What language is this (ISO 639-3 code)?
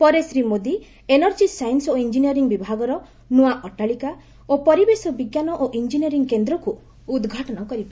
ori